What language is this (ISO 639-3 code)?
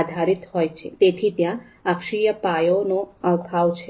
guj